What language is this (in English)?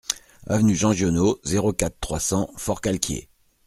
French